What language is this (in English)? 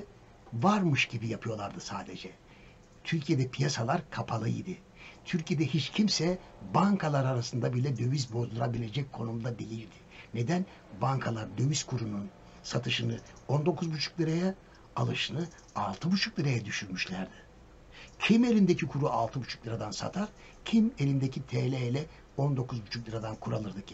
Turkish